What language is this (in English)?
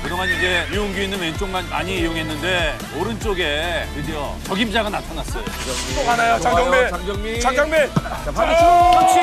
Korean